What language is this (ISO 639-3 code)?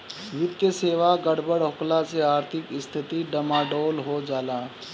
bho